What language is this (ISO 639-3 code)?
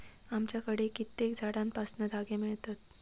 mar